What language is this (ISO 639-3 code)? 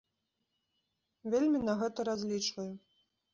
bel